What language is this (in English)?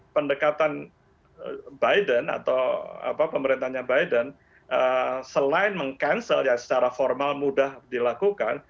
Indonesian